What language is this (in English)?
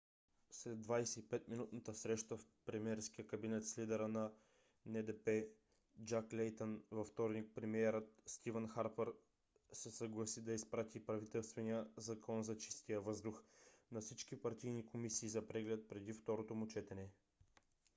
Bulgarian